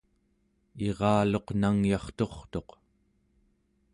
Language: Central Yupik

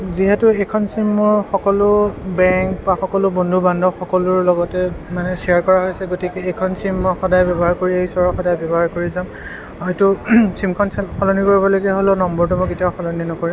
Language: Assamese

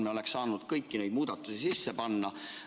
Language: Estonian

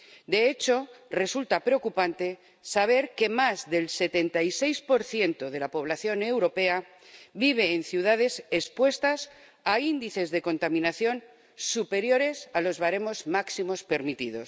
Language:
Spanish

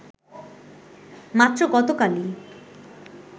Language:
Bangla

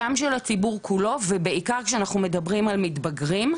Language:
Hebrew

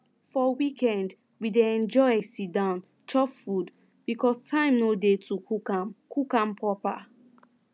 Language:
Nigerian Pidgin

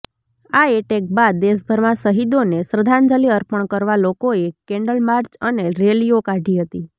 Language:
Gujarati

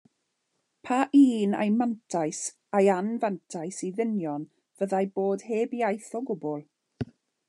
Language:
Welsh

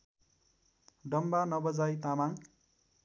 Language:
Nepali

